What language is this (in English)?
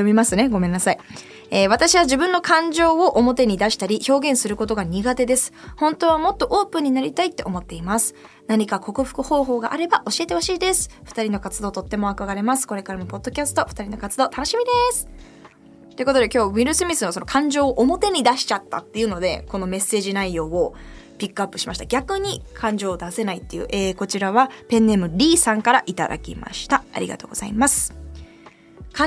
Japanese